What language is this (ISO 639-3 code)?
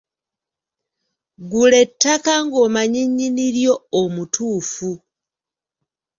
lug